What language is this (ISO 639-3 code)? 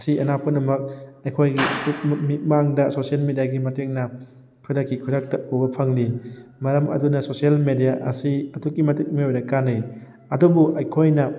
mni